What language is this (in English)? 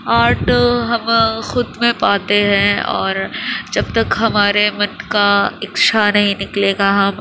Urdu